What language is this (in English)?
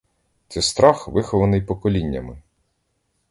Ukrainian